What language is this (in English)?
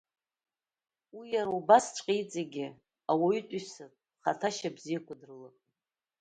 Abkhazian